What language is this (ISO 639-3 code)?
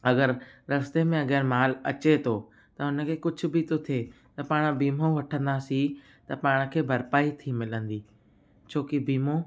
snd